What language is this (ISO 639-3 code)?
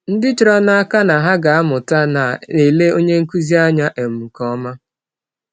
ibo